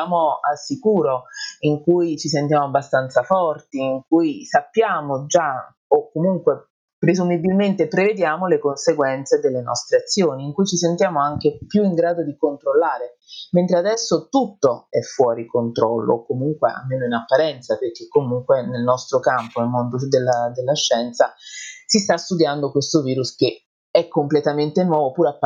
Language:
Italian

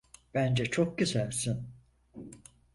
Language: Turkish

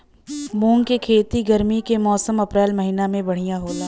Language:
Bhojpuri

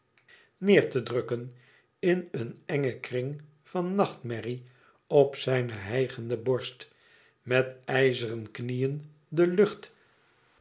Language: Dutch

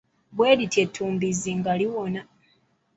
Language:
Ganda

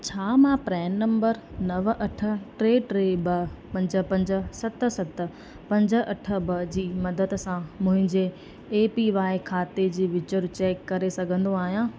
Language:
Sindhi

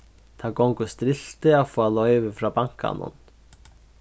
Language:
Faroese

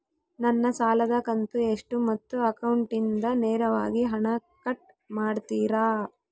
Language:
Kannada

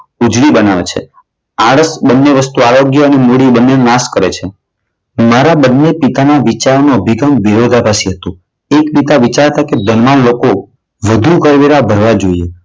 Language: Gujarati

